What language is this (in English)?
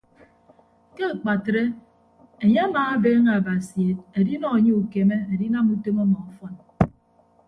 Ibibio